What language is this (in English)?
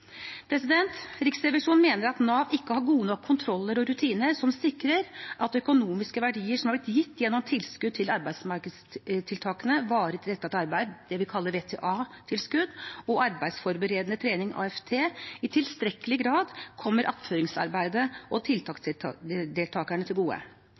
Norwegian Bokmål